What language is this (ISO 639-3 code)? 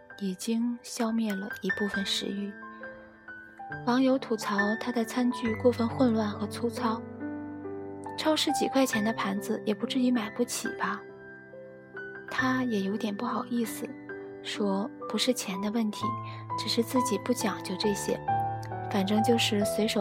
zho